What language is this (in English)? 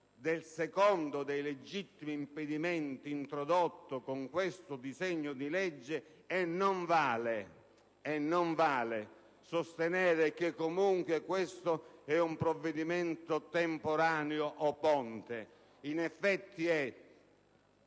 Italian